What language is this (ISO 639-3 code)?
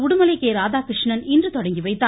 tam